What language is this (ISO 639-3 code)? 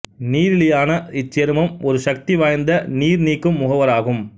tam